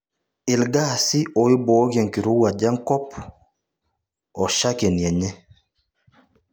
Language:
Masai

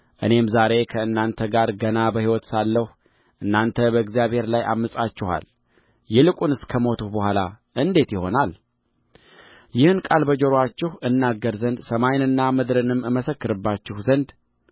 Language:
Amharic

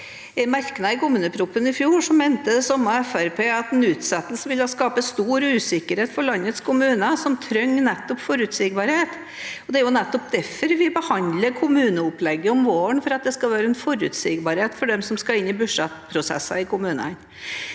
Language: Norwegian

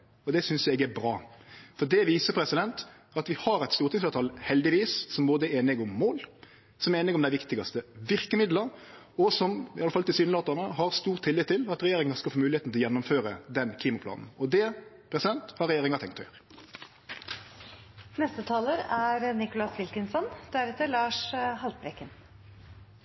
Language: Norwegian Nynorsk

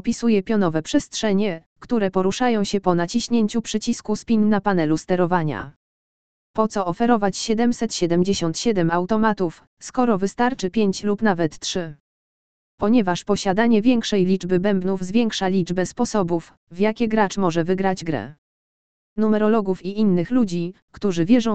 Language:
Polish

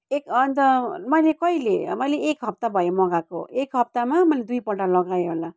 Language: Nepali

